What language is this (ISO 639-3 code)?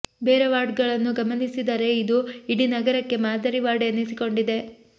kan